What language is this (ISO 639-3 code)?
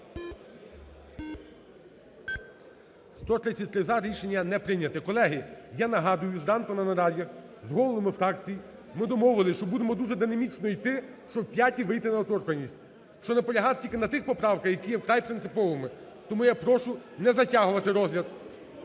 ukr